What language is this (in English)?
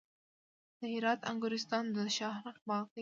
Pashto